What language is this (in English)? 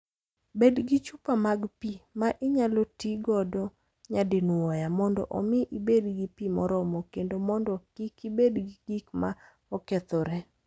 Luo (Kenya and Tanzania)